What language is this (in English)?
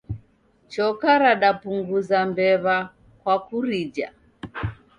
Taita